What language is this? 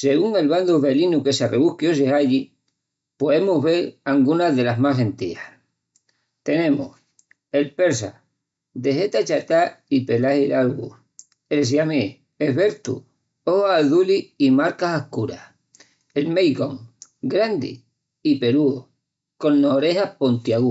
Extremaduran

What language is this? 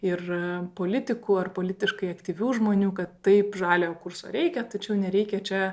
Lithuanian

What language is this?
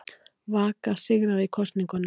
Icelandic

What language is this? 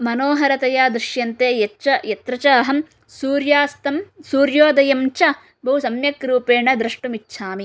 Sanskrit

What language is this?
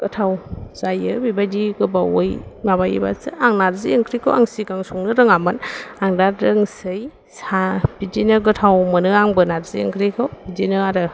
Bodo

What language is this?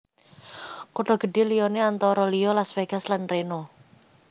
Javanese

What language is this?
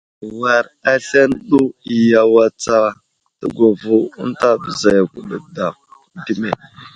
Wuzlam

